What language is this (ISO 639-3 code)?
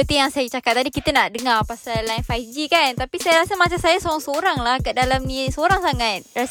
msa